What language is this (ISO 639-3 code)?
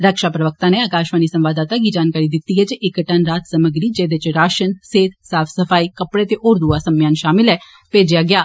doi